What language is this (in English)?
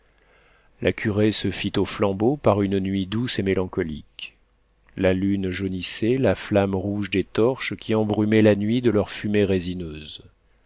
French